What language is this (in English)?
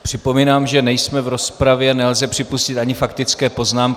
Czech